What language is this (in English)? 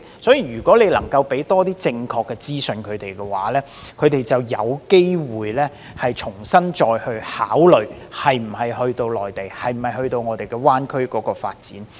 Cantonese